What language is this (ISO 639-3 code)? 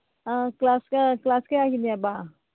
mni